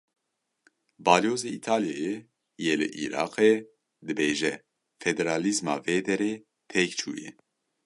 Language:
Kurdish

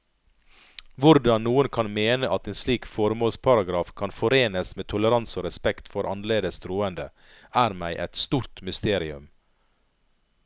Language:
Norwegian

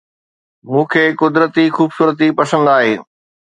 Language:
Sindhi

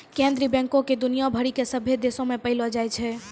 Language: Maithili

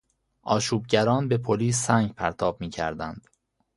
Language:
Persian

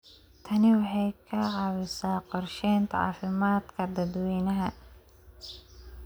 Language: Somali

